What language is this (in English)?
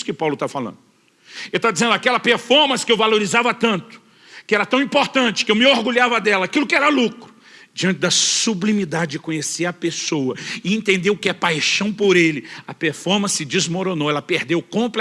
Portuguese